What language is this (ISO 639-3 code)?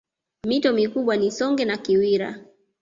swa